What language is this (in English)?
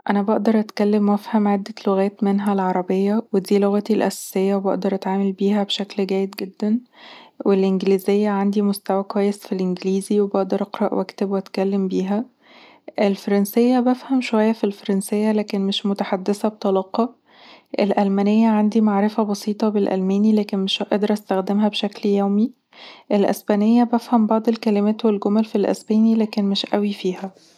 Egyptian Arabic